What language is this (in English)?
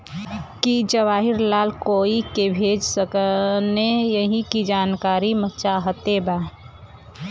Bhojpuri